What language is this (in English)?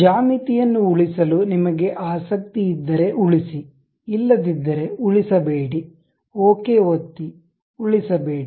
Kannada